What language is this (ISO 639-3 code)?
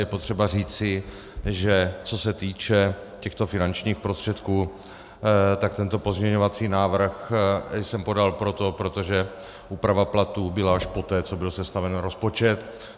ces